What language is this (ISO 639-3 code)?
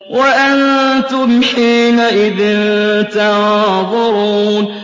ara